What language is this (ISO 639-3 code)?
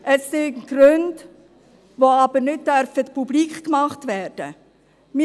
gsw